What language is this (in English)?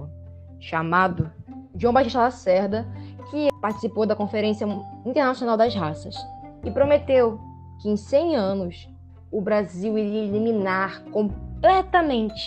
Portuguese